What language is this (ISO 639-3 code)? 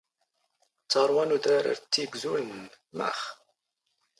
zgh